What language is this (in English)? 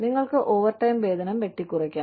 Malayalam